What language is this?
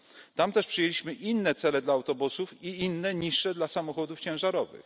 Polish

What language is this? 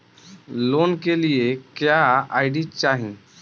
Bhojpuri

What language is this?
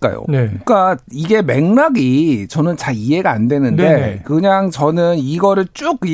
Korean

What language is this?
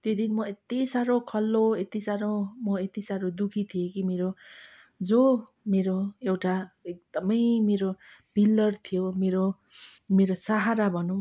Nepali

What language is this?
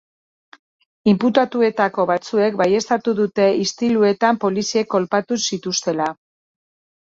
Basque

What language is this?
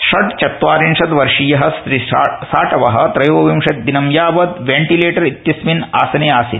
Sanskrit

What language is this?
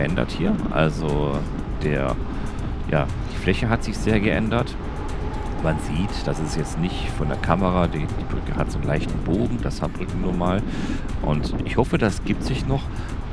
German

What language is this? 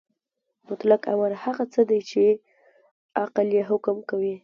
Pashto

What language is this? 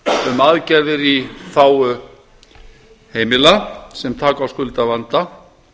Icelandic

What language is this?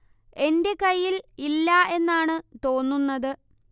Malayalam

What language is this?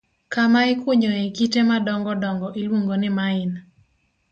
Luo (Kenya and Tanzania)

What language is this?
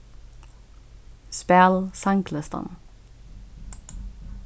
Faroese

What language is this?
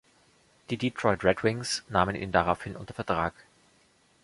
German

